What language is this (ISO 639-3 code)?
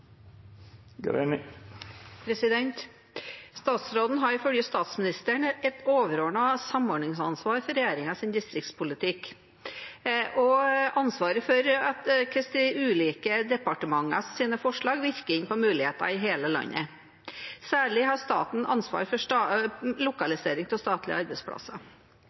nob